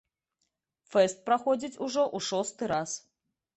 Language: Belarusian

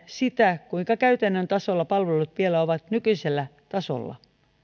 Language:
Finnish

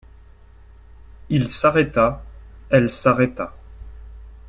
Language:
French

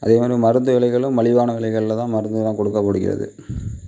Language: Tamil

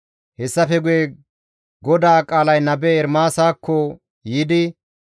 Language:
Gamo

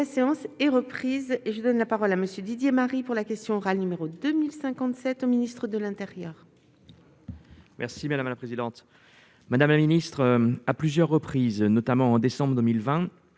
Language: French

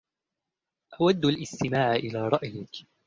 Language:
Arabic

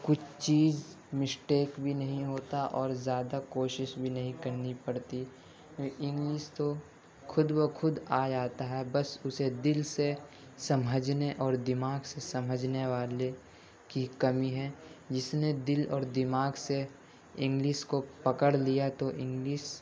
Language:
Urdu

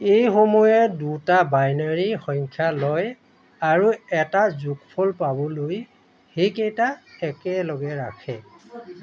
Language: Assamese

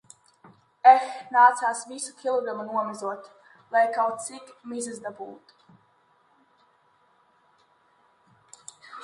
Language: Latvian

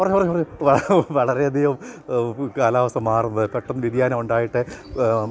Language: Malayalam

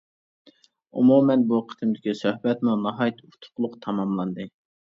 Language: Uyghur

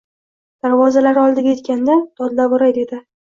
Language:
Uzbek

